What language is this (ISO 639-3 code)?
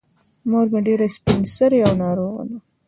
pus